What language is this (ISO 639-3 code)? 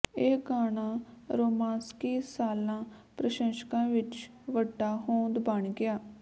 pan